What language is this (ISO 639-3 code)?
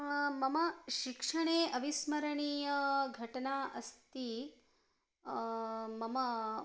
san